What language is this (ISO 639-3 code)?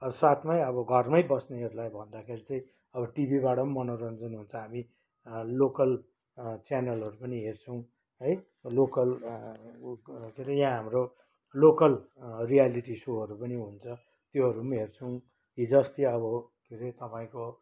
nep